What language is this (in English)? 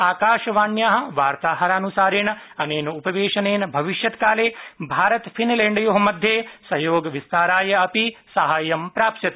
Sanskrit